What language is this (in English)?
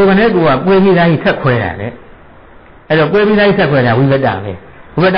Thai